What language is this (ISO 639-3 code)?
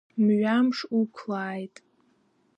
abk